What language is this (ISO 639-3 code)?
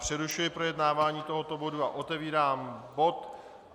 ces